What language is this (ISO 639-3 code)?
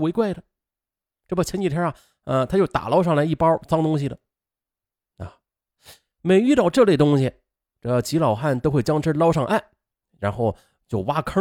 zho